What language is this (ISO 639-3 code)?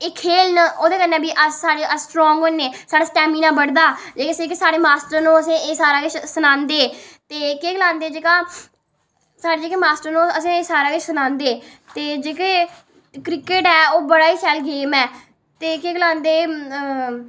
doi